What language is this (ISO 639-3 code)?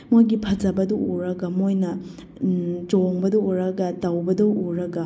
mni